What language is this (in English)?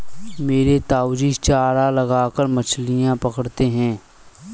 Hindi